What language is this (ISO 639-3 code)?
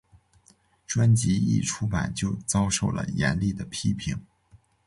zho